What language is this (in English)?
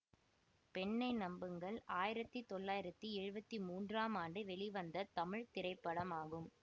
Tamil